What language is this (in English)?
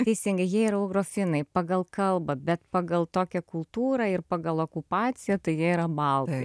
Lithuanian